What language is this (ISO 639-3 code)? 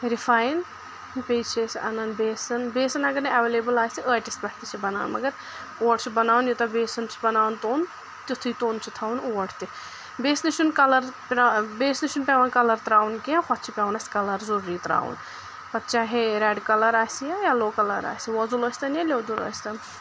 kas